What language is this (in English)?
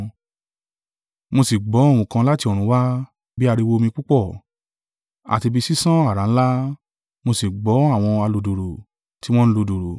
Yoruba